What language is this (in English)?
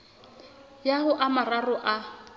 Southern Sotho